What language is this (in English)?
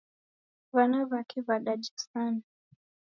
Taita